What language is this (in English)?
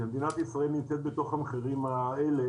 Hebrew